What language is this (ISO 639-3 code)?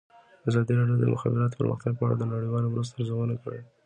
pus